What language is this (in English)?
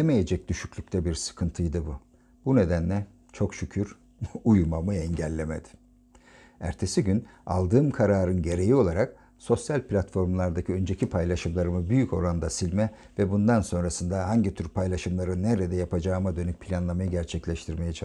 Turkish